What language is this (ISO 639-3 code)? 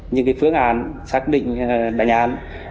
vie